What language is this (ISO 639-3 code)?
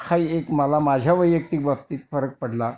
mar